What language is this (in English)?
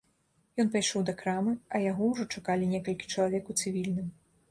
Belarusian